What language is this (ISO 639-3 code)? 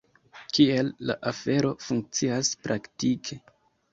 epo